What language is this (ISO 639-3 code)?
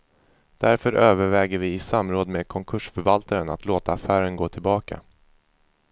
swe